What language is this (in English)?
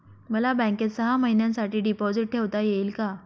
Marathi